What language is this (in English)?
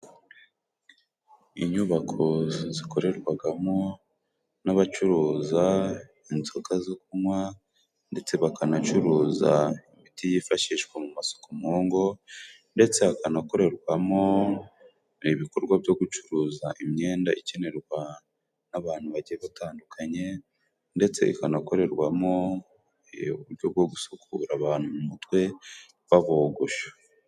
Kinyarwanda